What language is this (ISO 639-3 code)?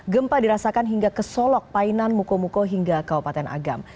ind